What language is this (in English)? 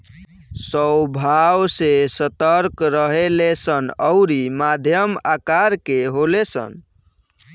Bhojpuri